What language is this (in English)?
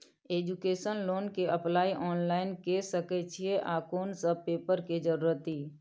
Maithili